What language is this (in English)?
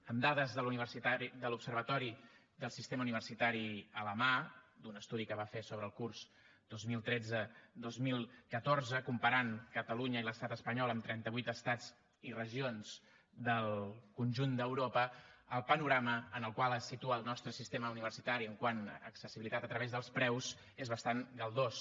Catalan